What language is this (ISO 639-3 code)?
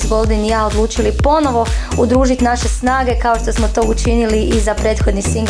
hrv